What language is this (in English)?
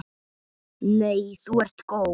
Icelandic